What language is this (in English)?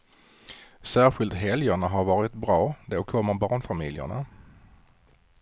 Swedish